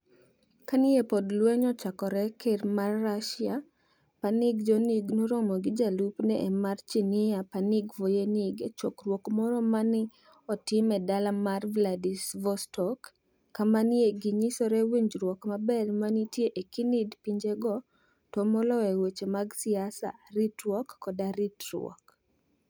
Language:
Luo (Kenya and Tanzania)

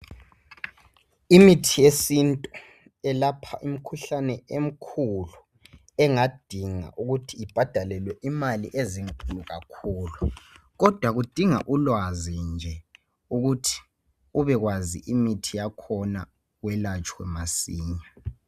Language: North Ndebele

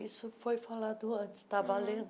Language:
Portuguese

